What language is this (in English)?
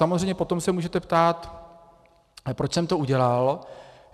Czech